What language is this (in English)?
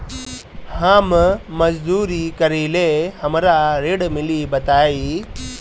Bhojpuri